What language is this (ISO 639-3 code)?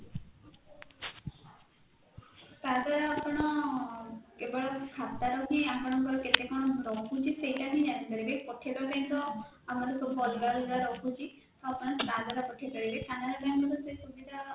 ori